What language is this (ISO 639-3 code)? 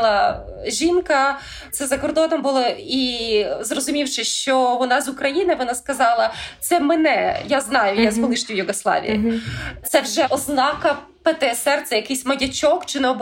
ukr